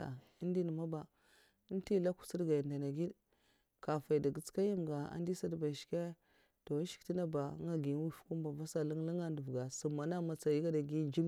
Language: Mafa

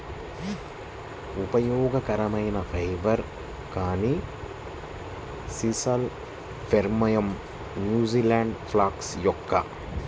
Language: Telugu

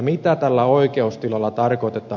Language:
Finnish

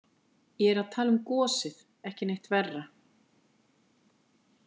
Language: Icelandic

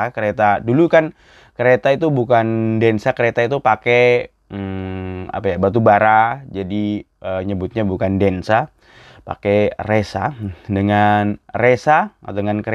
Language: Indonesian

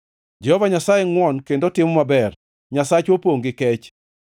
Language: Luo (Kenya and Tanzania)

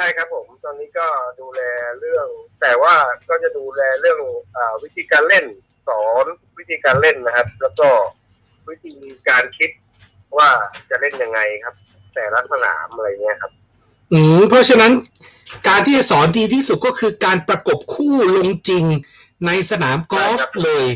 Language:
Thai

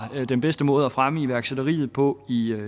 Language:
Danish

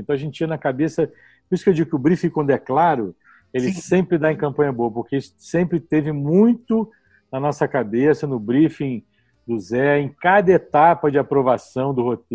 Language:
Portuguese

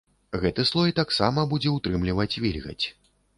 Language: Belarusian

